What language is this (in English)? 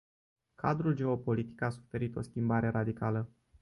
Romanian